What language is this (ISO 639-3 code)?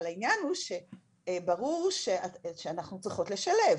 heb